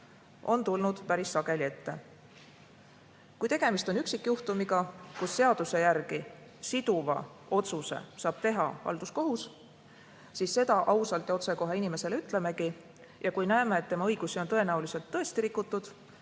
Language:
Estonian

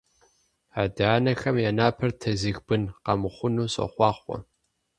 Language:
Kabardian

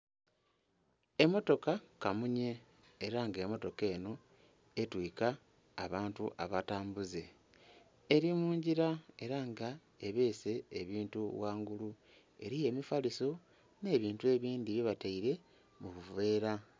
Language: Soga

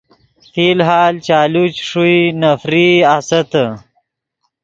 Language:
Yidgha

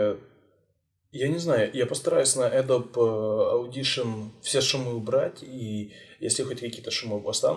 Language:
Russian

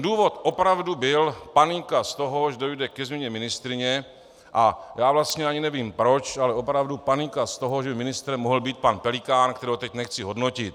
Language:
Czech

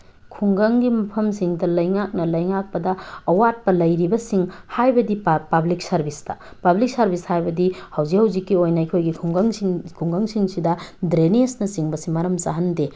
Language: Manipuri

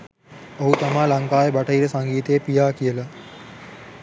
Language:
Sinhala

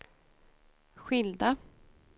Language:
Swedish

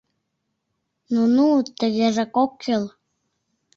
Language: Mari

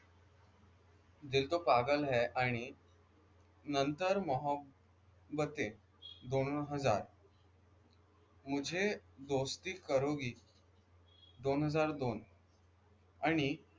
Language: Marathi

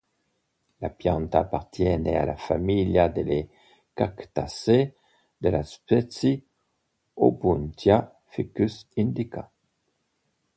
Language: Italian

